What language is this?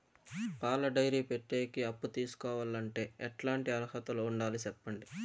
Telugu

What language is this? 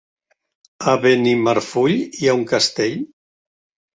Catalan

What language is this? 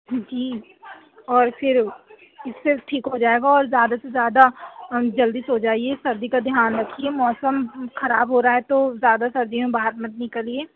Urdu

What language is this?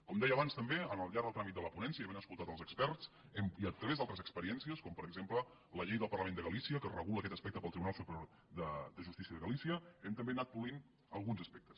Catalan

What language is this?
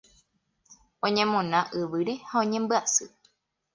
Guarani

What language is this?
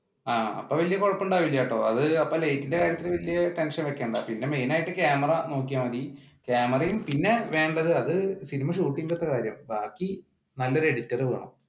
Malayalam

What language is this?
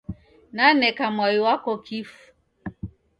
Taita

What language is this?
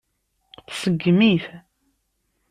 Kabyle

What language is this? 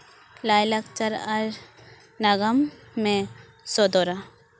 Santali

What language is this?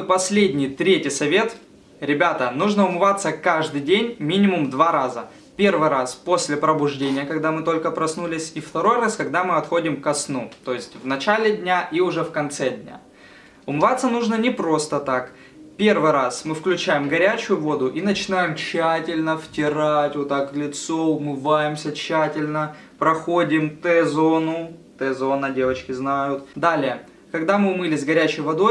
Russian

